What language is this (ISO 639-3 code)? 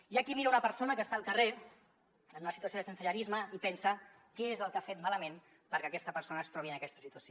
cat